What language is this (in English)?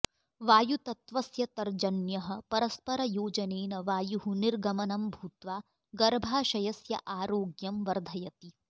Sanskrit